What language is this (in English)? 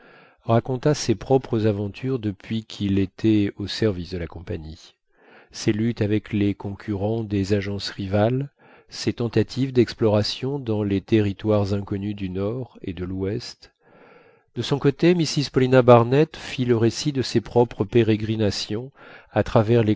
French